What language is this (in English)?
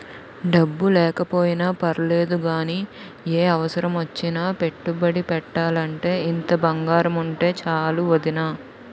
Telugu